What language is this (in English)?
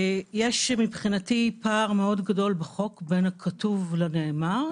Hebrew